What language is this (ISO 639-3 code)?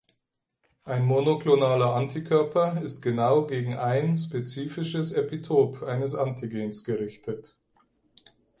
deu